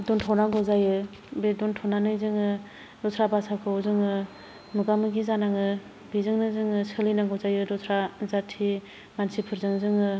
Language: Bodo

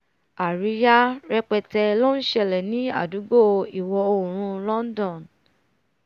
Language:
Yoruba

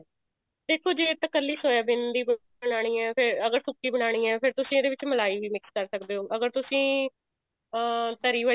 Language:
Punjabi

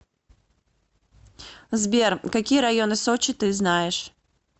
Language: Russian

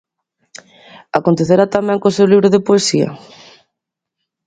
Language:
Galician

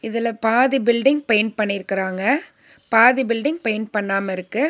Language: Tamil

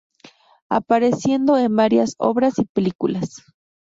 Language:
Spanish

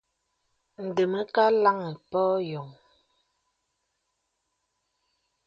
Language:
Bebele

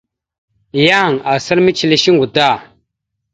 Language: Mada (Cameroon)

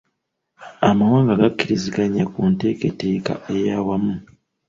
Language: Ganda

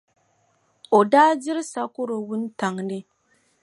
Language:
Dagbani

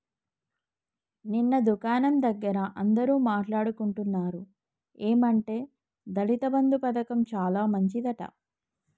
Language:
Telugu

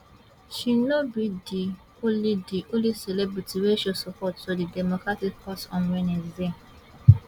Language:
Nigerian Pidgin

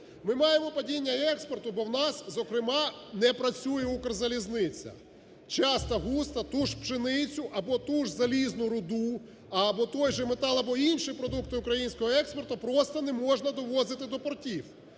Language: Ukrainian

